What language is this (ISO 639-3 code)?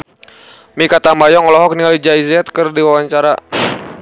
sun